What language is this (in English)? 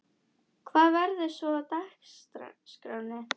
Icelandic